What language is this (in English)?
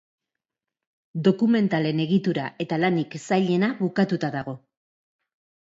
Basque